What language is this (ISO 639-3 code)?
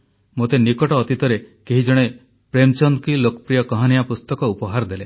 ori